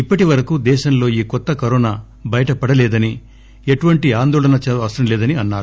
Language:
Telugu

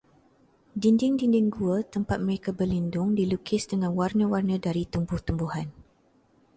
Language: Malay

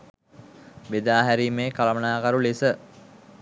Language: Sinhala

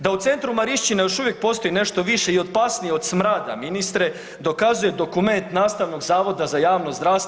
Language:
Croatian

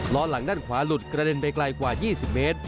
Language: Thai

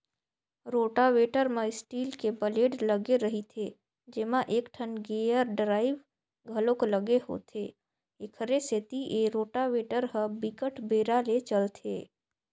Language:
Chhattisgarhi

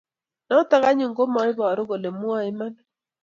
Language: Kalenjin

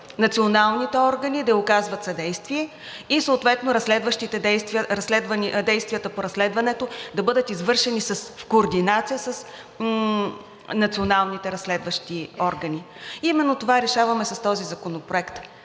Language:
Bulgarian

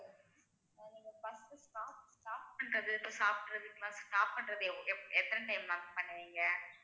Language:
Tamil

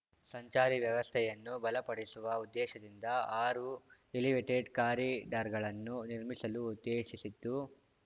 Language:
Kannada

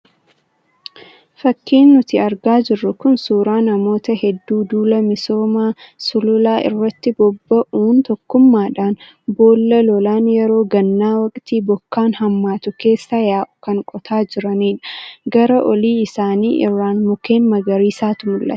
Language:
Oromo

